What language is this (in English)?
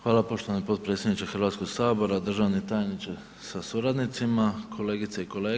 Croatian